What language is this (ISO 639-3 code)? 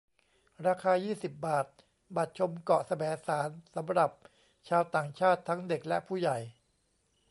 tha